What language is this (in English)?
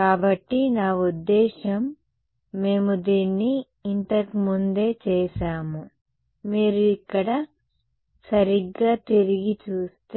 Telugu